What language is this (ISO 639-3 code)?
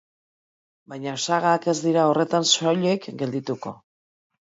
eus